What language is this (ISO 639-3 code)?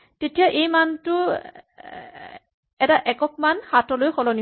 asm